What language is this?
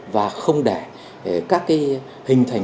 Vietnamese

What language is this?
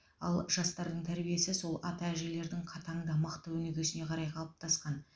Kazakh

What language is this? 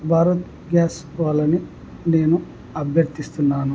Telugu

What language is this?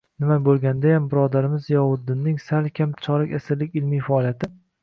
Uzbek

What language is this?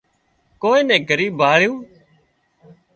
Wadiyara Koli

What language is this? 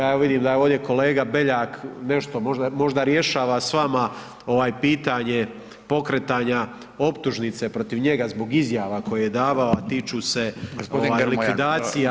Croatian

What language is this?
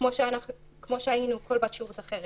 Hebrew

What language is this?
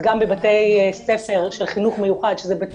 Hebrew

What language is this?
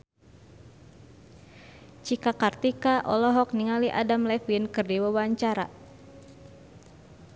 Sundanese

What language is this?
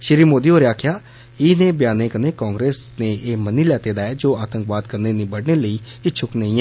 Dogri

